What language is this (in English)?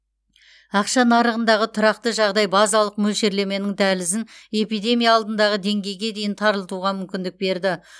Kazakh